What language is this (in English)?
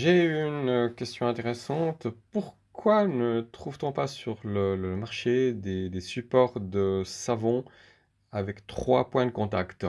French